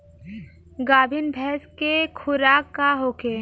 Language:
Bhojpuri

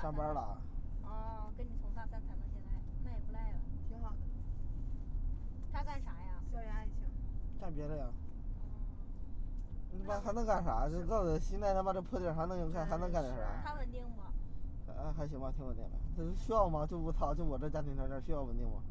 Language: Chinese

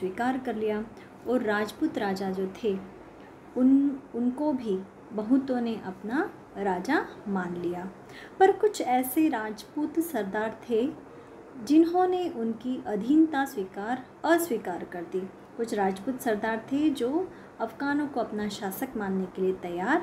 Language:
Hindi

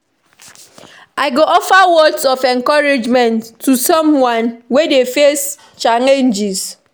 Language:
Nigerian Pidgin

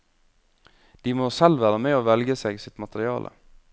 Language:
Norwegian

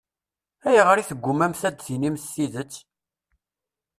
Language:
Kabyle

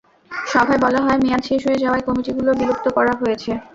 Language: Bangla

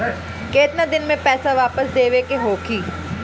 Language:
Bhojpuri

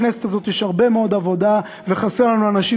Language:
Hebrew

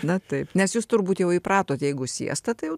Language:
Lithuanian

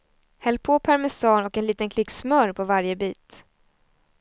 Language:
Swedish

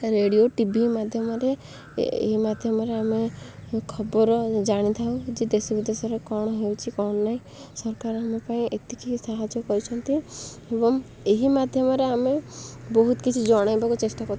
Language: Odia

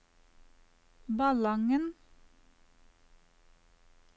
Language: Norwegian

